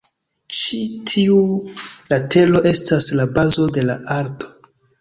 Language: Esperanto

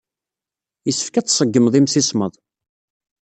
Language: Kabyle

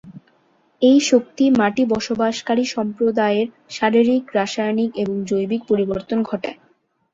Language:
Bangla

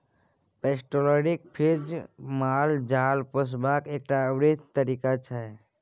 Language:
Maithili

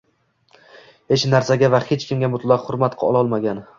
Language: Uzbek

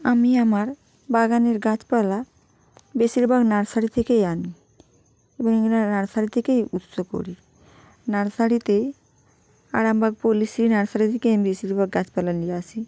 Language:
Bangla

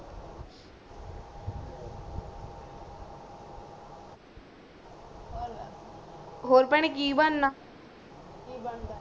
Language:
Punjabi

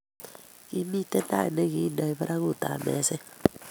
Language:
Kalenjin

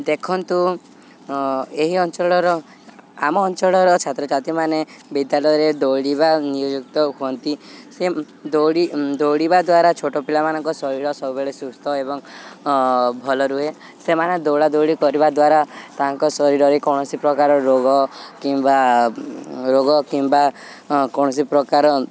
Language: Odia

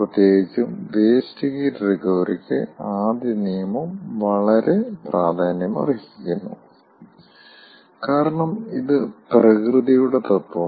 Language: Malayalam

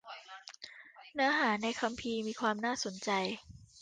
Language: Thai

